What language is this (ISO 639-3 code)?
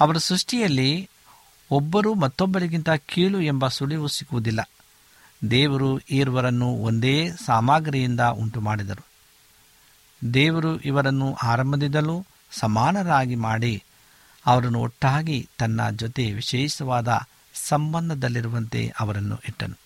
kan